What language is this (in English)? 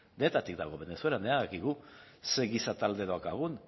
Basque